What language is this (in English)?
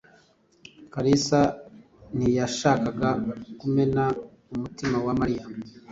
Kinyarwanda